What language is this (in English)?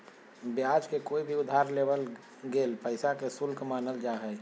Magahi